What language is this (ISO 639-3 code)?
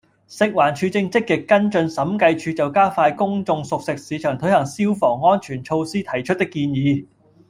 yue